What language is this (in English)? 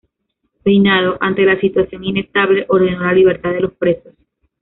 Spanish